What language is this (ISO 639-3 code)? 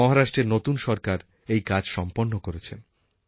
ben